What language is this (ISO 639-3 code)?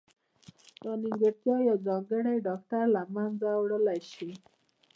pus